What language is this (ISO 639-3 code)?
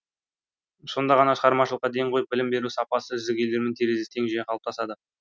kaz